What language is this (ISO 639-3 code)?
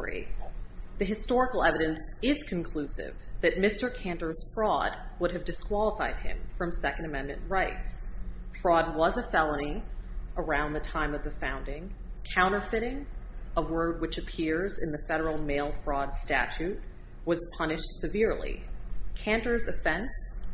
eng